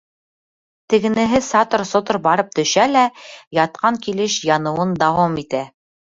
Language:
Bashkir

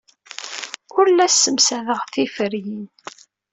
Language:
Kabyle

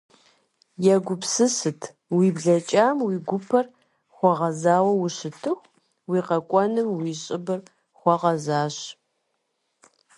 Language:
Kabardian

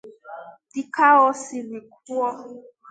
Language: Igbo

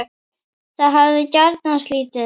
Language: Icelandic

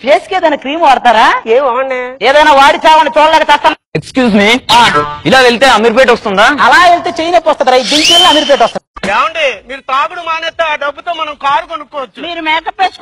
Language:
Telugu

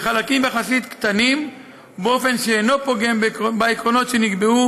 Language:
Hebrew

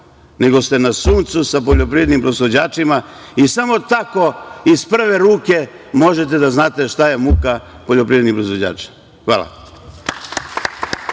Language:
Serbian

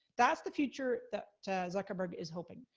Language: English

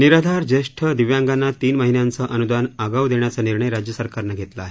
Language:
Marathi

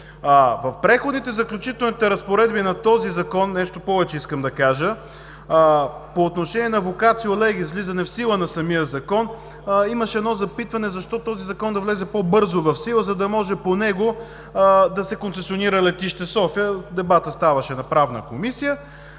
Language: Bulgarian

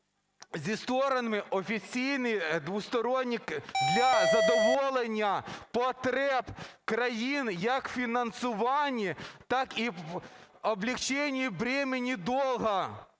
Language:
Ukrainian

